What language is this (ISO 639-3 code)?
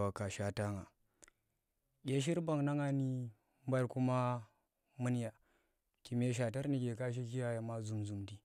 ttr